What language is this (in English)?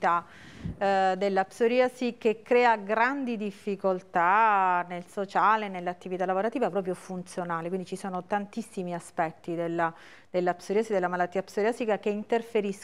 Italian